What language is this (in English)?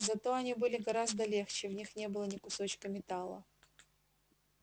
Russian